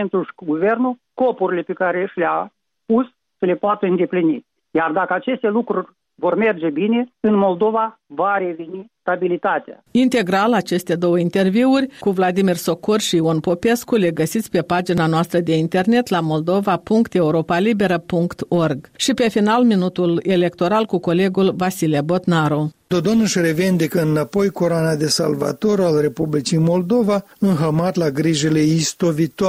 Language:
Romanian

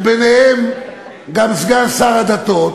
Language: Hebrew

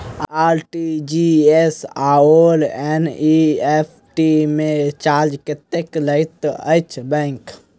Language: Maithili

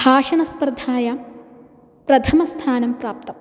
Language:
Sanskrit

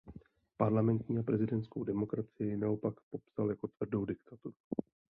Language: Czech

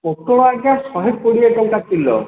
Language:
Odia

